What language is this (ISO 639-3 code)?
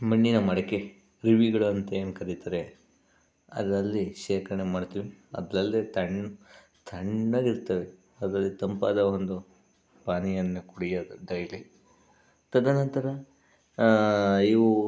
kan